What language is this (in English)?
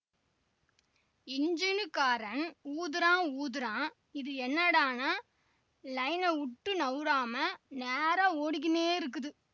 Tamil